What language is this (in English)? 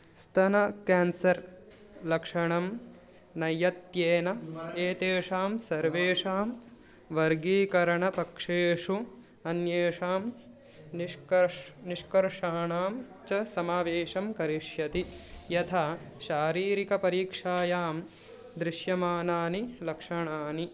Sanskrit